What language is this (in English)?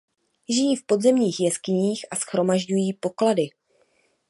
Czech